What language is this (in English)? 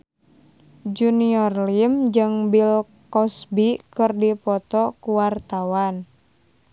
Sundanese